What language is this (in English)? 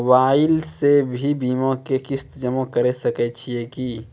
Maithili